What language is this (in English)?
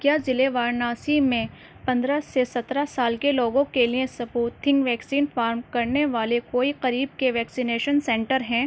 Urdu